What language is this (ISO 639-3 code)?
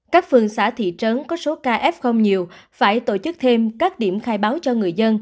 vie